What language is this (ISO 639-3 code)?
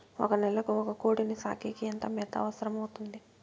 tel